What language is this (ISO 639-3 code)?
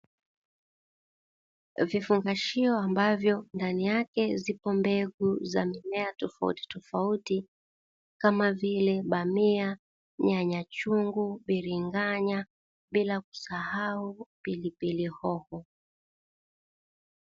swa